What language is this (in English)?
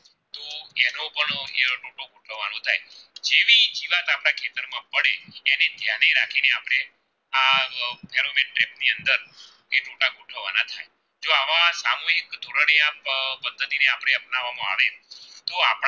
Gujarati